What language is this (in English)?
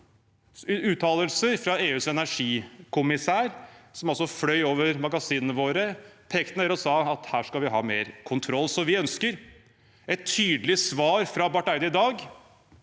Norwegian